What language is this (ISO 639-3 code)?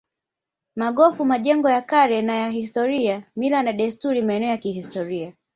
swa